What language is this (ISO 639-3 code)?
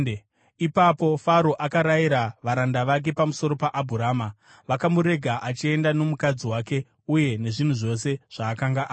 sna